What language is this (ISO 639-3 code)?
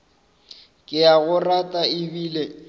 nso